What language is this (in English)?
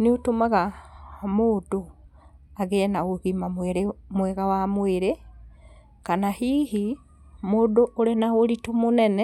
Kikuyu